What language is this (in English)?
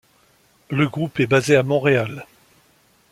French